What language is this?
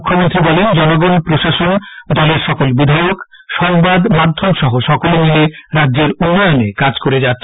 Bangla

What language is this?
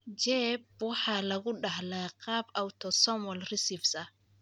Somali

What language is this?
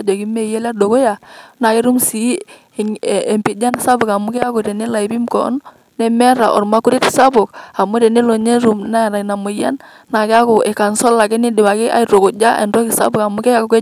Masai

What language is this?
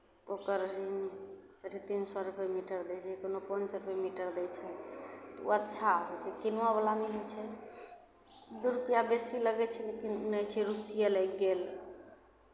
Maithili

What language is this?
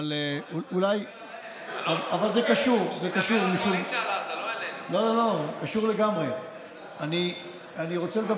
Hebrew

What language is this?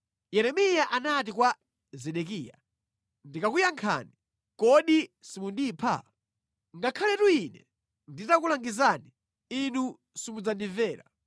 Nyanja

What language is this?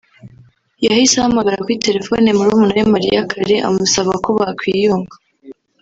Kinyarwanda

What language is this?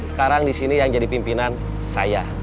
Indonesian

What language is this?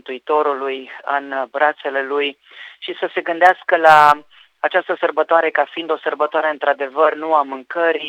Romanian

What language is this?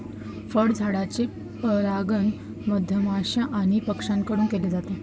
Marathi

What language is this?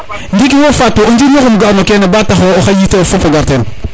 Serer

